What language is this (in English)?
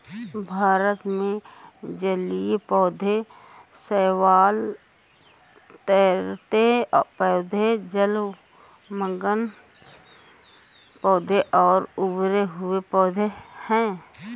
Hindi